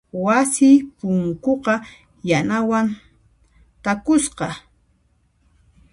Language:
Puno Quechua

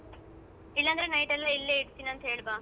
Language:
Kannada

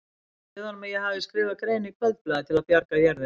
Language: Icelandic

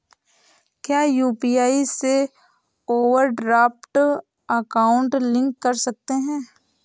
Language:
Hindi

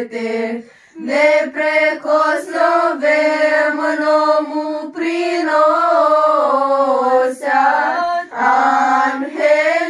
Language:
Romanian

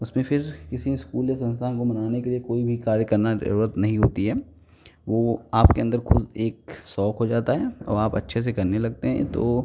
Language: Hindi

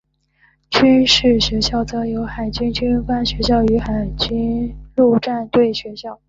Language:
Chinese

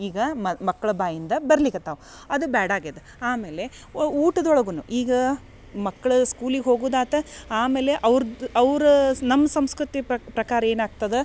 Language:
Kannada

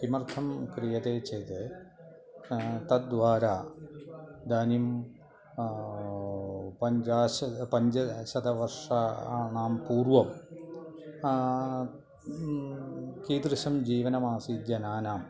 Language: Sanskrit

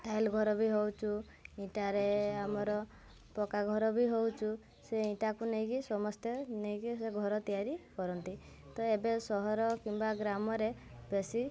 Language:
Odia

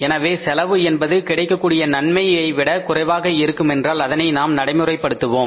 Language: Tamil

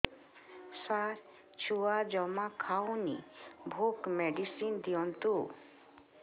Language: Odia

